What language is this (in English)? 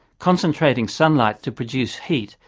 English